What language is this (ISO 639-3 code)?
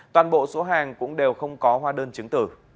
vie